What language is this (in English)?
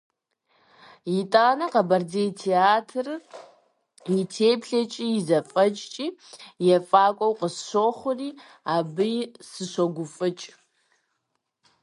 Kabardian